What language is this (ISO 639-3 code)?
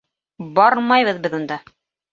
bak